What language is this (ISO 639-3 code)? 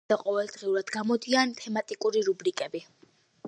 kat